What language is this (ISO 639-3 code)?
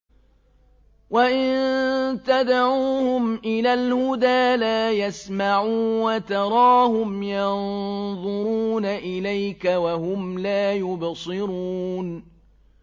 ara